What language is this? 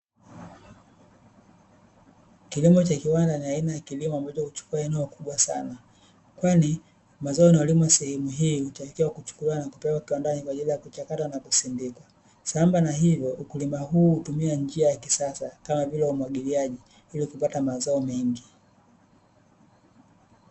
Swahili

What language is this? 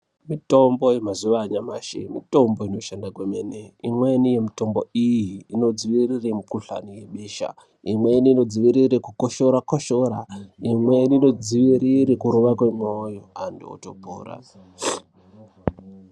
Ndau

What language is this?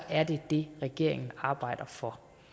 Danish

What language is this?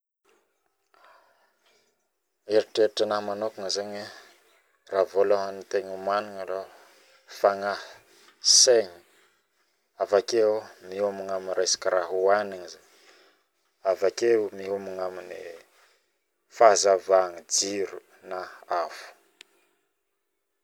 Northern Betsimisaraka Malagasy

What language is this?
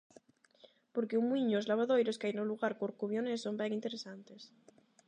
Galician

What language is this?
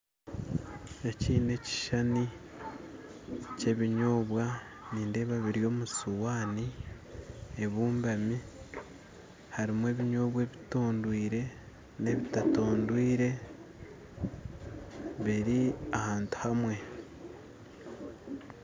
Nyankole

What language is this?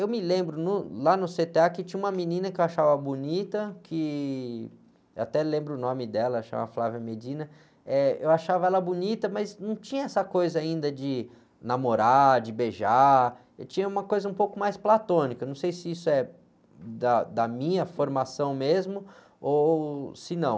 Portuguese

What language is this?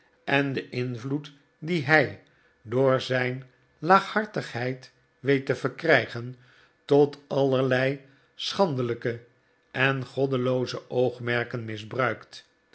Dutch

